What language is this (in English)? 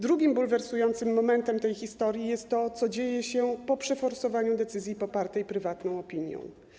Polish